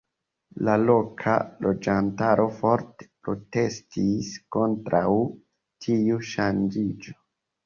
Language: Esperanto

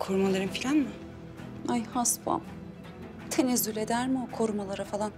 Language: Turkish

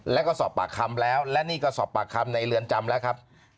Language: Thai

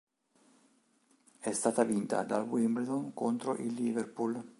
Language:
Italian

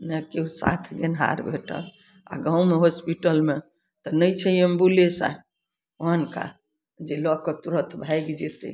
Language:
Maithili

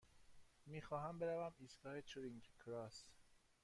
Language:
Persian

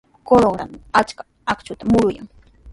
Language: Sihuas Ancash Quechua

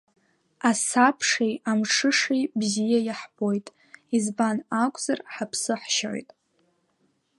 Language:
Abkhazian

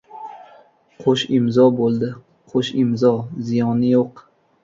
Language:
Uzbek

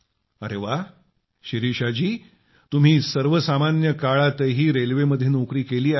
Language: Marathi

